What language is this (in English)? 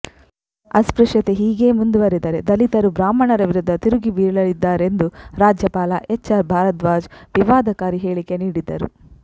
Kannada